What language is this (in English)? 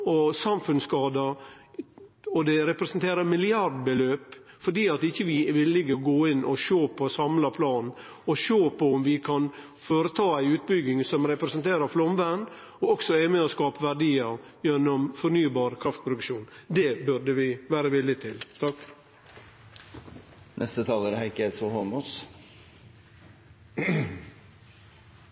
Norwegian